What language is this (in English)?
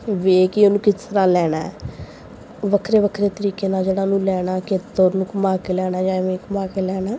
Punjabi